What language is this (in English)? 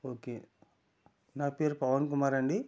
Telugu